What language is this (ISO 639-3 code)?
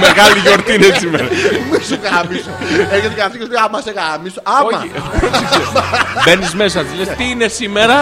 ell